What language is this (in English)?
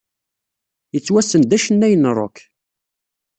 Kabyle